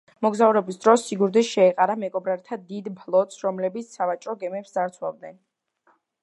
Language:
Georgian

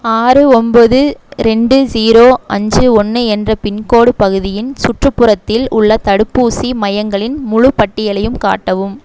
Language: Tamil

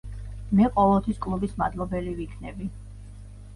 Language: Georgian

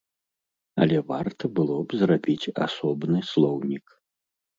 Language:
Belarusian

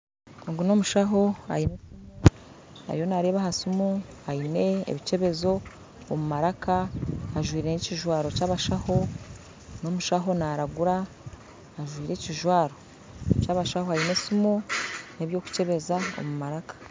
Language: Nyankole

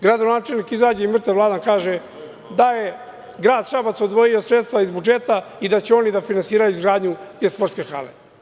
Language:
Serbian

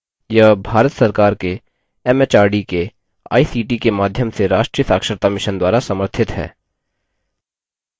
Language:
Hindi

